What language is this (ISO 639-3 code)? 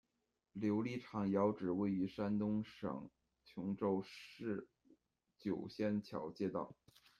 zho